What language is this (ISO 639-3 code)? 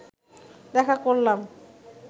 ben